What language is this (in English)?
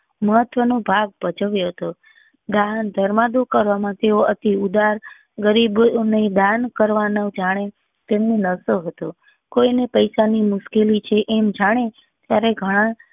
Gujarati